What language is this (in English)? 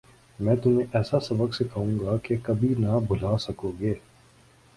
Urdu